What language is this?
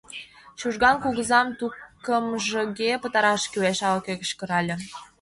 Mari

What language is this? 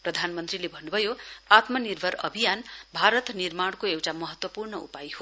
Nepali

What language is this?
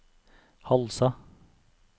Norwegian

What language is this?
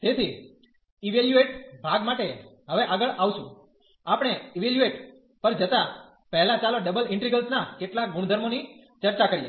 Gujarati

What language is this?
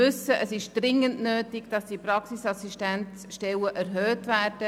Swiss German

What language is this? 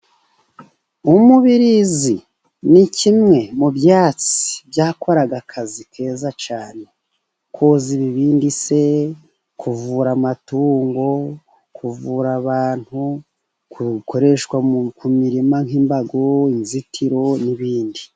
Kinyarwanda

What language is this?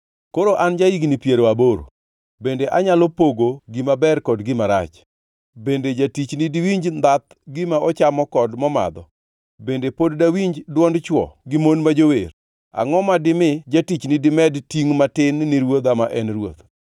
Luo (Kenya and Tanzania)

